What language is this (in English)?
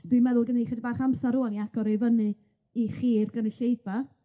Welsh